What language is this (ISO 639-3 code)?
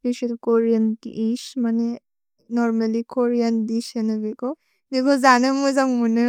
brx